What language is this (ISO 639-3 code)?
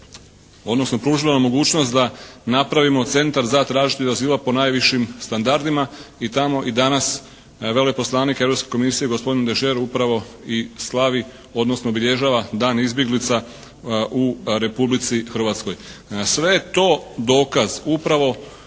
hrv